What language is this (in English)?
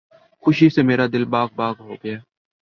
Urdu